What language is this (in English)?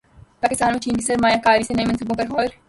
Urdu